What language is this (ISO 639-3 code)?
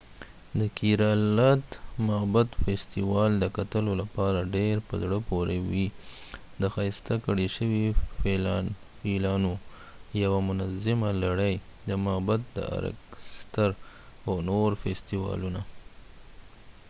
pus